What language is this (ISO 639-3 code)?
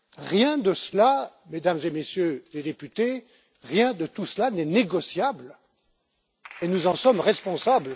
fra